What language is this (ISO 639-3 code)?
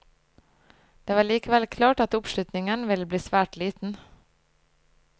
nor